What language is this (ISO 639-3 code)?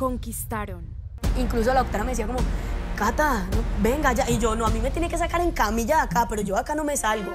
spa